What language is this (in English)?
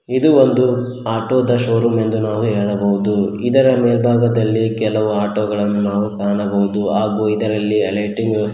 Kannada